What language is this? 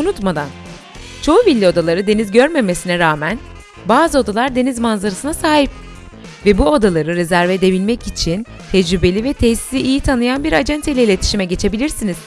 Turkish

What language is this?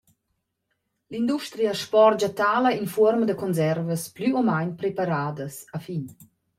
Romansh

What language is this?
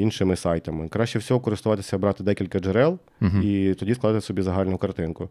Ukrainian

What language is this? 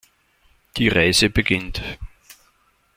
German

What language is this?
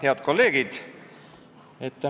Estonian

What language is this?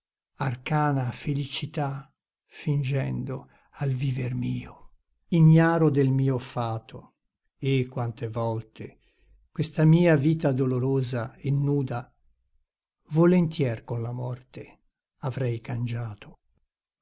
Italian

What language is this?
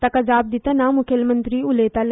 Konkani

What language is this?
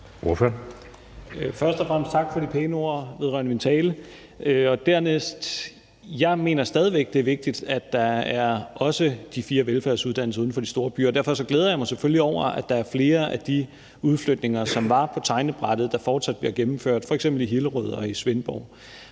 Danish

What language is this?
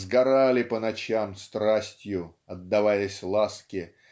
Russian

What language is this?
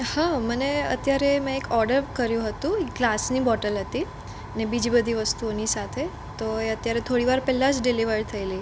Gujarati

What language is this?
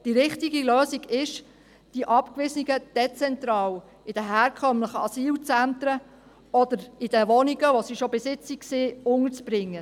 Swiss German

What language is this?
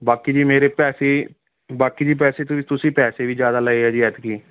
Punjabi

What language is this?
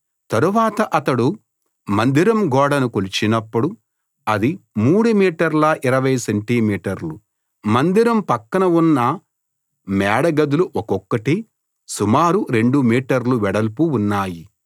Telugu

